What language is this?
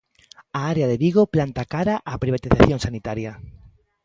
Galician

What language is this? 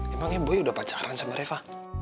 Indonesian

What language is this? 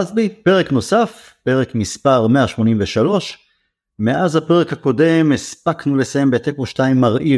Hebrew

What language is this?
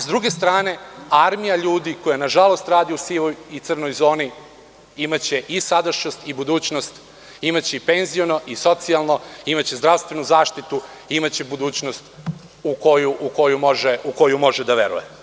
Serbian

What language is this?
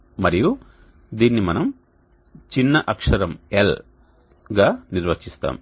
Telugu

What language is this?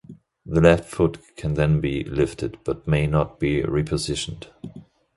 English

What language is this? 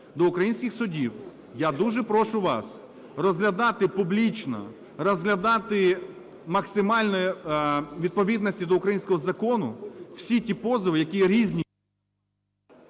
Ukrainian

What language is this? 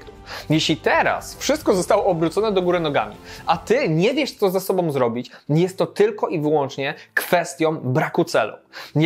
Polish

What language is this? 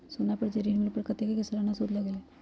Magahi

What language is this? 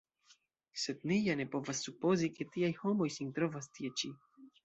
Esperanto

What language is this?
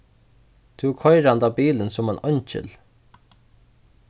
Faroese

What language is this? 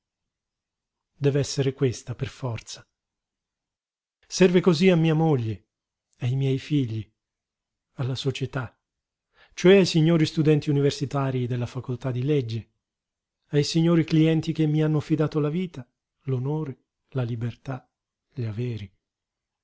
Italian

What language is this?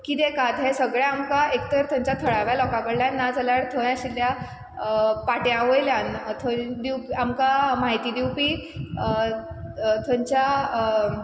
Konkani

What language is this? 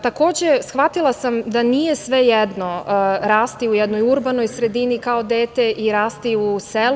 Serbian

